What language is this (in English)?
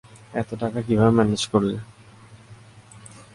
Bangla